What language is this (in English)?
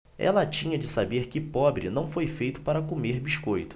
Portuguese